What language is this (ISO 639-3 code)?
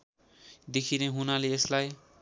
nep